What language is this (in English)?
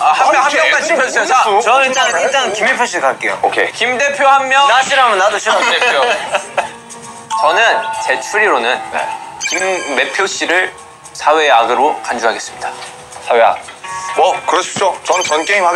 Korean